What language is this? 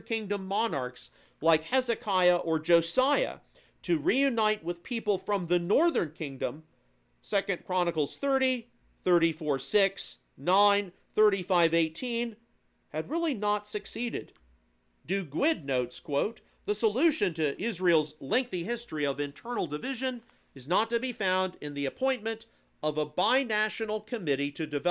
English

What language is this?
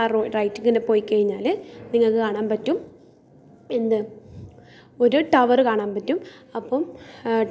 Malayalam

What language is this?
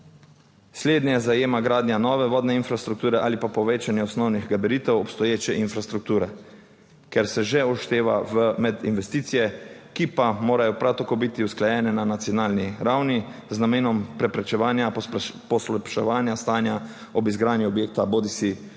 Slovenian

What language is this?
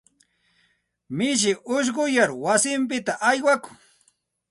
Santa Ana de Tusi Pasco Quechua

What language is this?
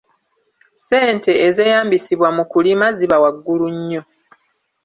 Ganda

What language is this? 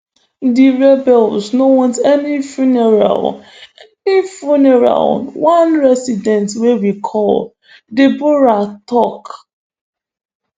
Nigerian Pidgin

